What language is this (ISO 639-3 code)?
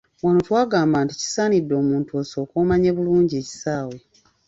lug